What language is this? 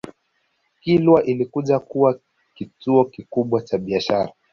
Swahili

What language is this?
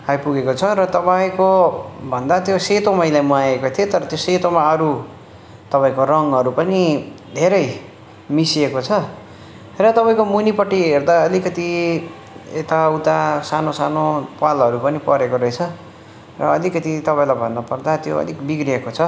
Nepali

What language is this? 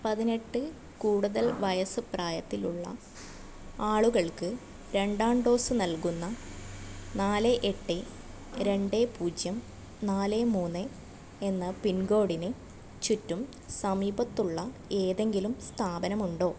Malayalam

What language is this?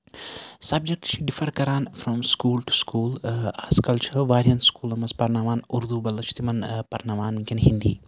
Kashmiri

